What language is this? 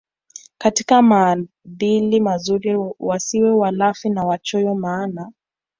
Swahili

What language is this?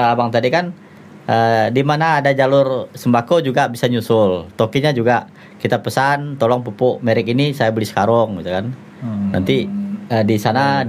Indonesian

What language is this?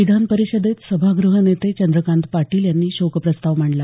Marathi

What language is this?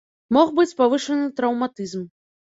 Belarusian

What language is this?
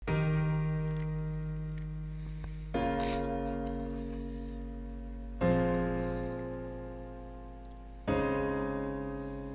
Turkish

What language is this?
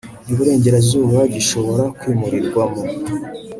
Kinyarwanda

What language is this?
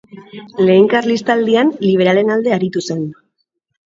Basque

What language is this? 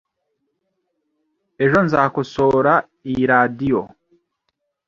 Kinyarwanda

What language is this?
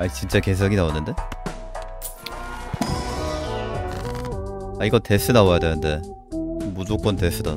Korean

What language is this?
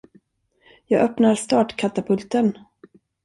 Swedish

